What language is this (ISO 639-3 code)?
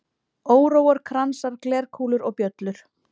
isl